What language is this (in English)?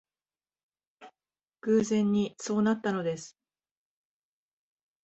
Japanese